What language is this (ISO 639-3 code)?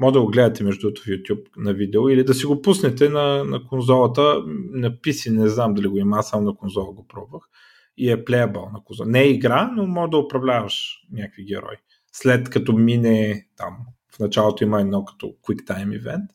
bul